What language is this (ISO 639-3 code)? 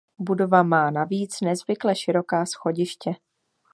ces